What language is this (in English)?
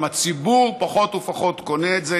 Hebrew